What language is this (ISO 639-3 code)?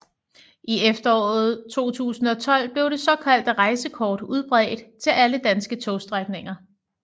dan